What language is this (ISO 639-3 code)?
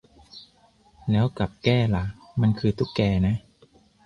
tha